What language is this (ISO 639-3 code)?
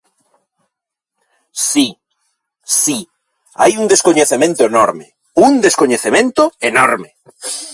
glg